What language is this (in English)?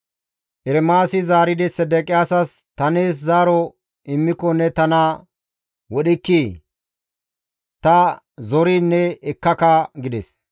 Gamo